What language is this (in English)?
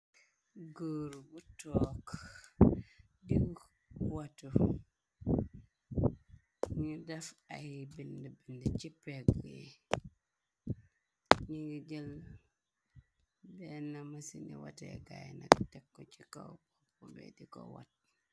Wolof